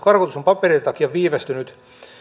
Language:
Finnish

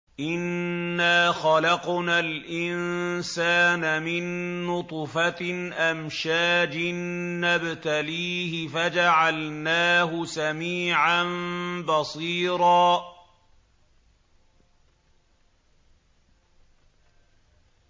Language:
Arabic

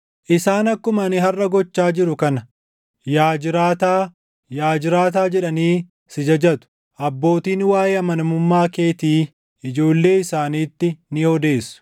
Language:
Oromo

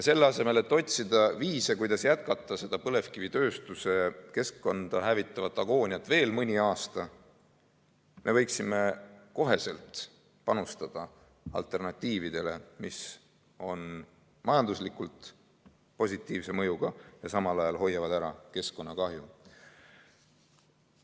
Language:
Estonian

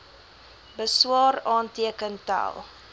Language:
Afrikaans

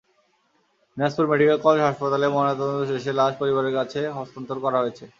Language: Bangla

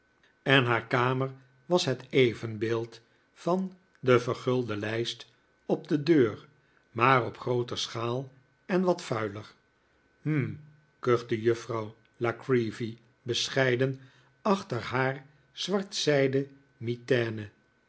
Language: Dutch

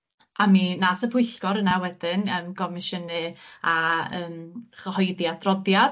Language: Welsh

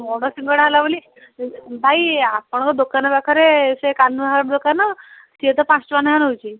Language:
Odia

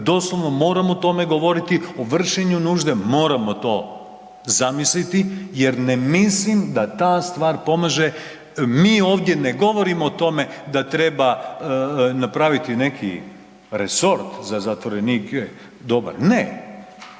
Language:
Croatian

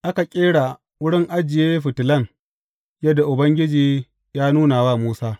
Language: Hausa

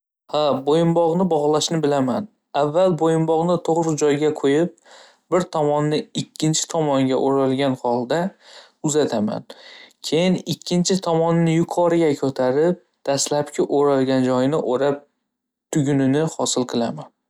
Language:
Uzbek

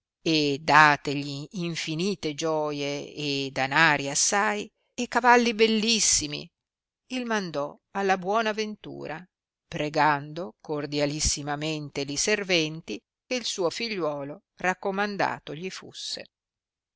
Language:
Italian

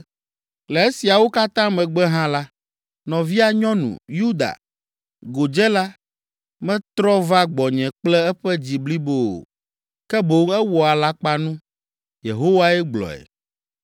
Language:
Ewe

